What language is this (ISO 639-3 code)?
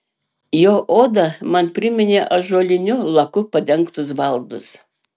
lit